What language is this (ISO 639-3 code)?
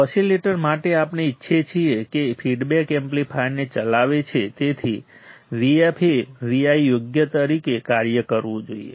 guj